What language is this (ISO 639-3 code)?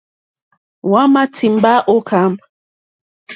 bri